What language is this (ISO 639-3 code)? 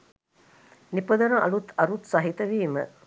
sin